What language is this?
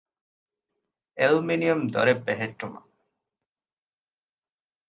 Divehi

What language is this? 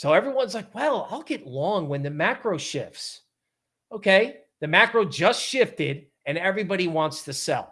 English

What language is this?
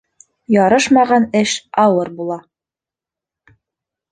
Bashkir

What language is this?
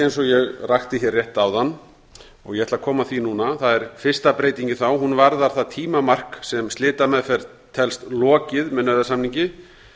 Icelandic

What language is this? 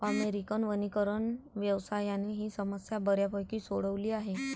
Marathi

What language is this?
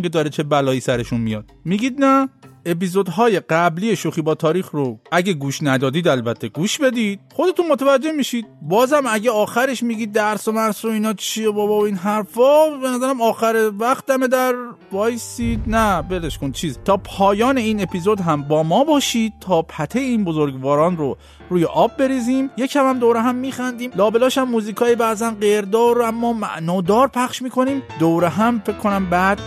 Persian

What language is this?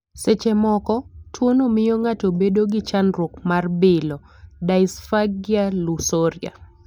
Luo (Kenya and Tanzania)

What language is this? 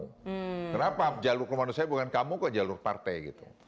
Indonesian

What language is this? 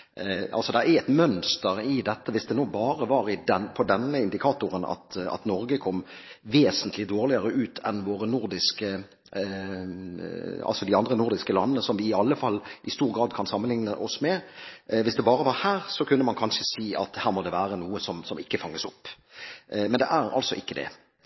Norwegian Bokmål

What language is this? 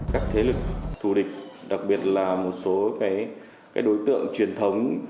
Vietnamese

